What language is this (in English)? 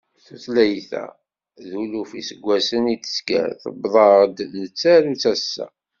Kabyle